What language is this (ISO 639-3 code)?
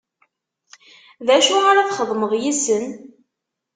kab